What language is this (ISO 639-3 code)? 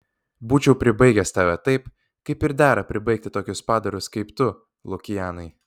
lit